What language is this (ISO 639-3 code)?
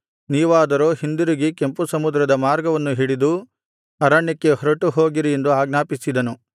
kan